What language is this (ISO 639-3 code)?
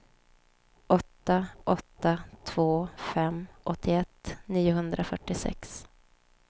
swe